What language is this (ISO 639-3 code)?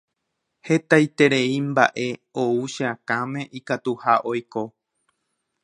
grn